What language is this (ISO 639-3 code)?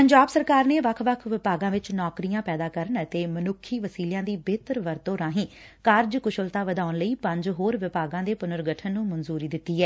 pan